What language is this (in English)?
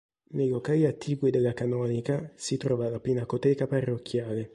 Italian